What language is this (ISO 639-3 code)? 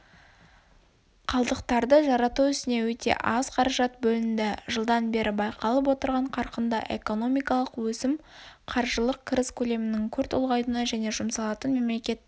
kaz